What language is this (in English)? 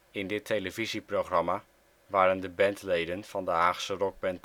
Dutch